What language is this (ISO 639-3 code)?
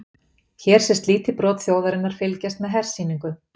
isl